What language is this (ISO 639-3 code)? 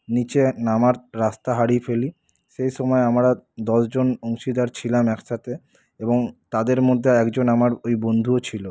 ben